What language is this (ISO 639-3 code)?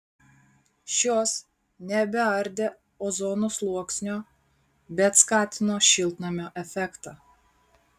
lit